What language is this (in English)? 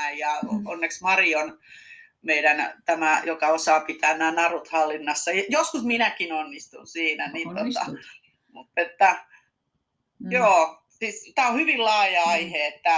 Finnish